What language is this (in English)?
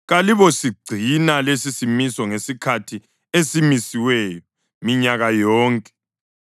North Ndebele